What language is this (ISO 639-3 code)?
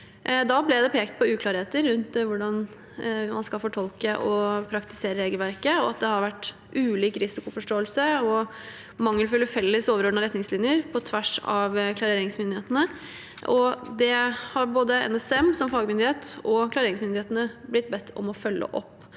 nor